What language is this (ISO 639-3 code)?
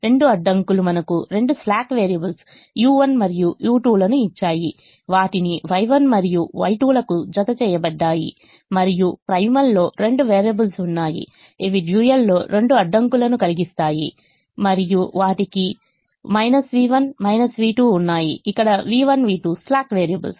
tel